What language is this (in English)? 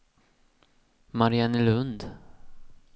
Swedish